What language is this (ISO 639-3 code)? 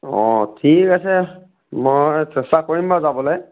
asm